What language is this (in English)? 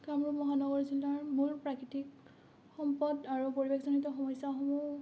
Assamese